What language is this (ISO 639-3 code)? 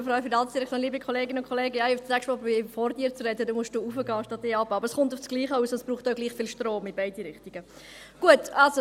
gsw